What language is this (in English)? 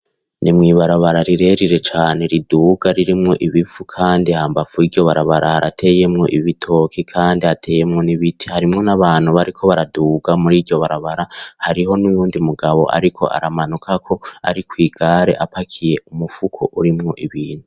Rundi